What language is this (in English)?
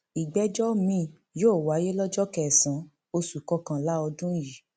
Yoruba